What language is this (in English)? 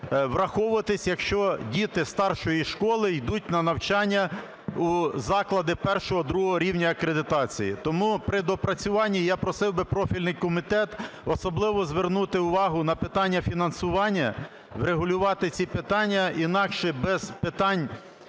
Ukrainian